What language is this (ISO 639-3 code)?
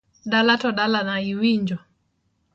luo